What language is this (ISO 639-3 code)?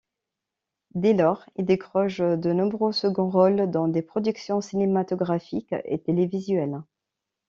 fra